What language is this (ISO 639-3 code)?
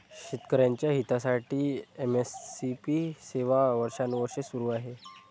mar